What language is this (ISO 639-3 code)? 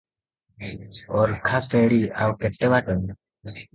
ori